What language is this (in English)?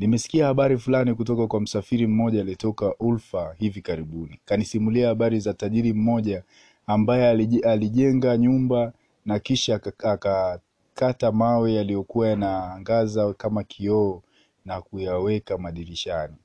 Swahili